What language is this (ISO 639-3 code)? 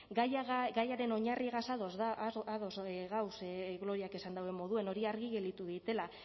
eus